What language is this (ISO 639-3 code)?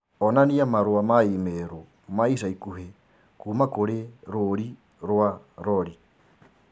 kik